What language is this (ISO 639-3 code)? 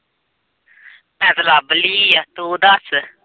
pan